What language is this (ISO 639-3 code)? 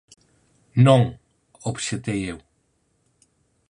glg